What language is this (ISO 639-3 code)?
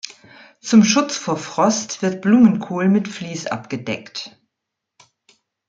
deu